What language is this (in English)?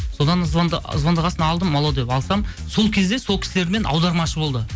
Kazakh